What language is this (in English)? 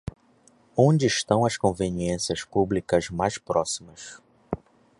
Portuguese